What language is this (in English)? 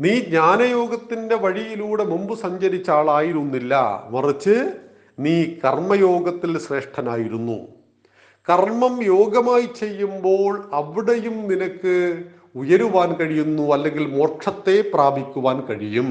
Malayalam